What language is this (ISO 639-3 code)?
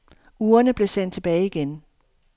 dan